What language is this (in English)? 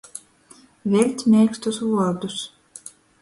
Latgalian